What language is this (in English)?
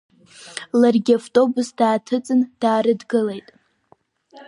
Abkhazian